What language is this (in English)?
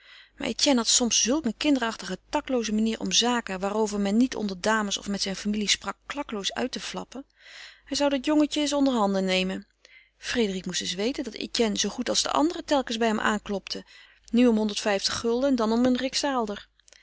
Dutch